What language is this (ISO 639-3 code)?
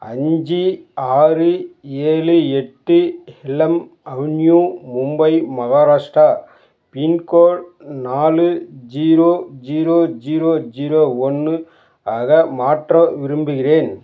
tam